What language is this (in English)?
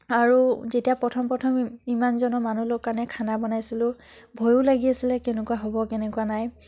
Assamese